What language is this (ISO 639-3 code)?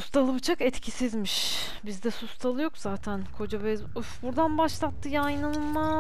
tur